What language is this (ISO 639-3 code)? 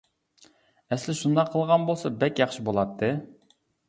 uig